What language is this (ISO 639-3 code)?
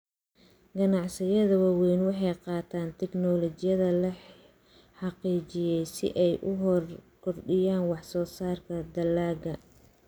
som